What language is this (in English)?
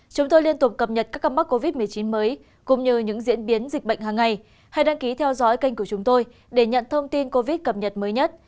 Vietnamese